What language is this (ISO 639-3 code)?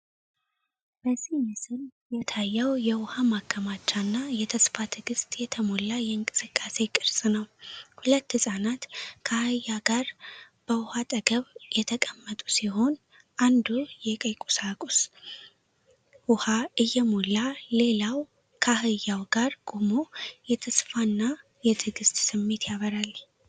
amh